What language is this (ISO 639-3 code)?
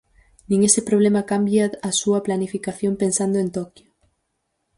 glg